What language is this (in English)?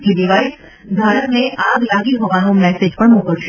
Gujarati